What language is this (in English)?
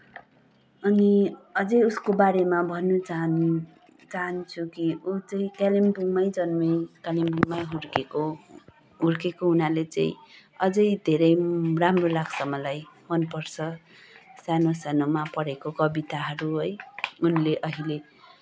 Nepali